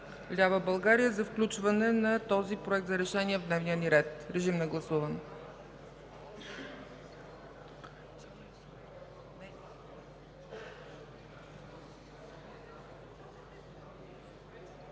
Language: Bulgarian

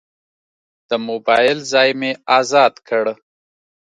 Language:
Pashto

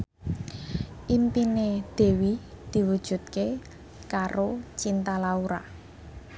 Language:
Javanese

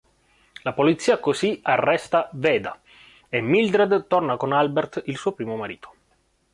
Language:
Italian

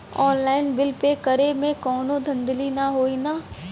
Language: Bhojpuri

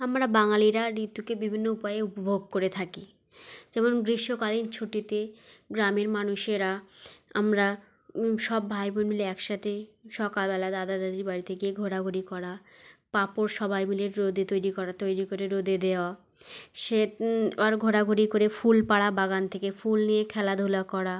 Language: Bangla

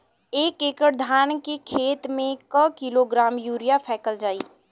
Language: Bhojpuri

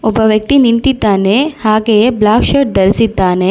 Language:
Kannada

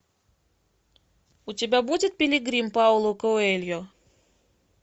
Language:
Russian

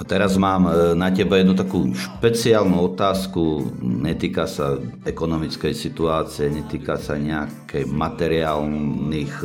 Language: Slovak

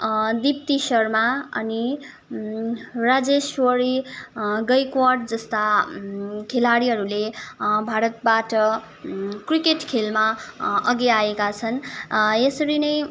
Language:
Nepali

